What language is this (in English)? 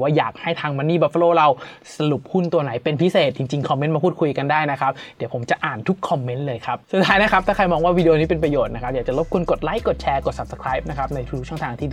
Thai